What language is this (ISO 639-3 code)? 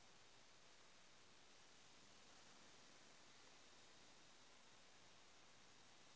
mag